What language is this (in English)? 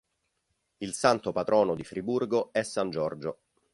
Italian